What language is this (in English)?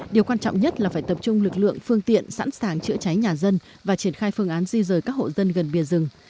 Vietnamese